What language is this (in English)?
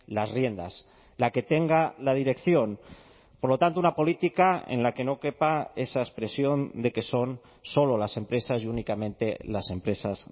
Spanish